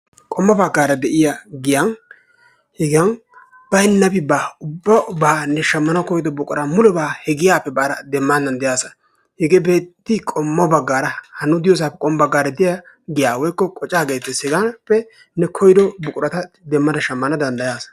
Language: Wolaytta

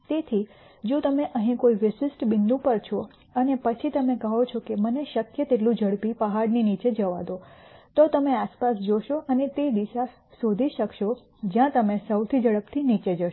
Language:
Gujarati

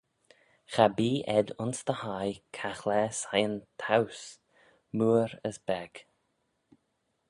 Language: Manx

